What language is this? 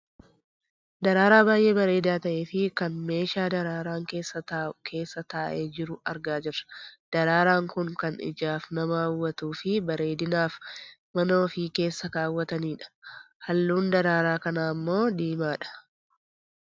Oromo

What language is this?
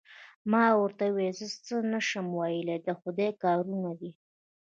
Pashto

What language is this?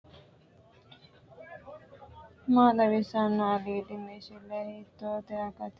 Sidamo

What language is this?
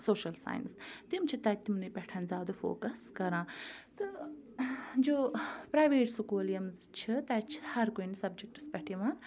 Kashmiri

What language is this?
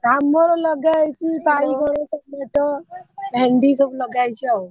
Odia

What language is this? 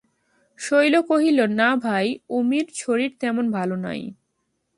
Bangla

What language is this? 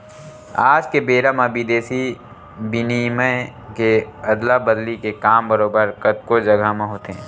Chhattisgarhi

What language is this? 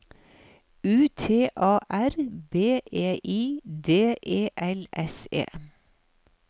Norwegian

